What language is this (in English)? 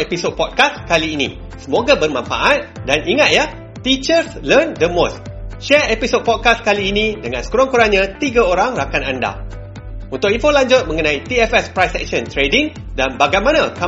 Malay